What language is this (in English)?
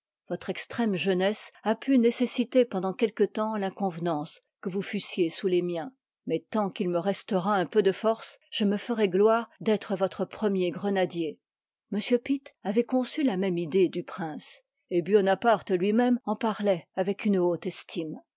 French